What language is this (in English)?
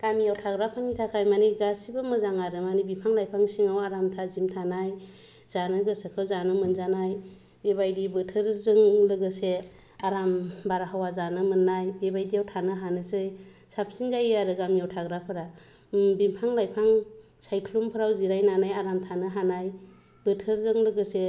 Bodo